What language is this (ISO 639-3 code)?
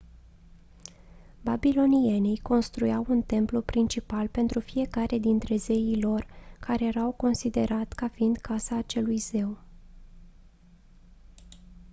ron